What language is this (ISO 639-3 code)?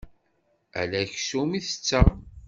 kab